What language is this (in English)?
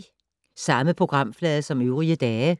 Danish